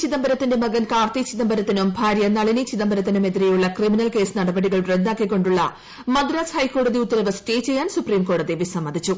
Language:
Malayalam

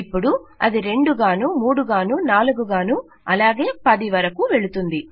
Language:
Telugu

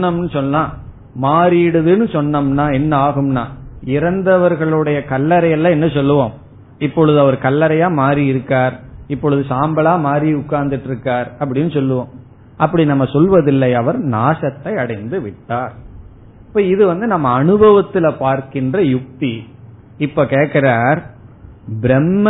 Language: Tamil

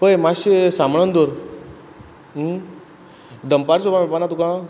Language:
Konkani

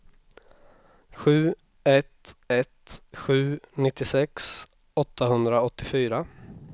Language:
Swedish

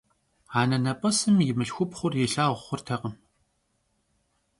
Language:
Kabardian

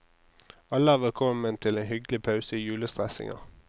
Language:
Norwegian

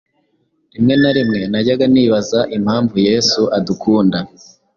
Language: Kinyarwanda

